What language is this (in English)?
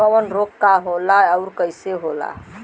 Bhojpuri